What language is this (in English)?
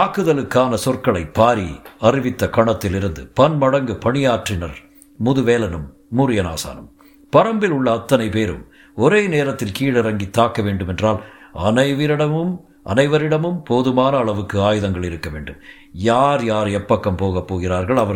Tamil